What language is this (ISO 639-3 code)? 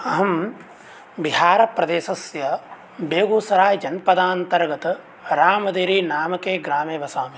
san